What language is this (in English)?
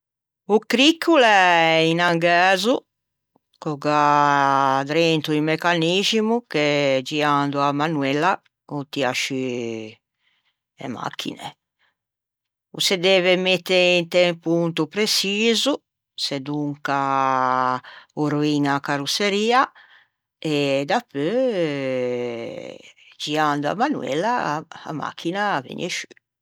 Ligurian